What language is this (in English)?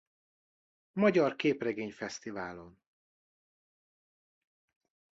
Hungarian